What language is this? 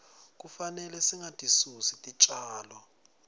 Swati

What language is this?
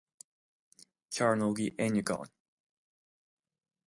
Irish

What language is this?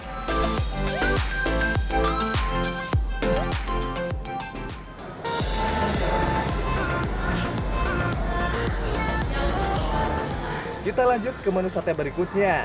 Indonesian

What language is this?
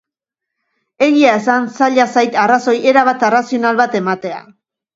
Basque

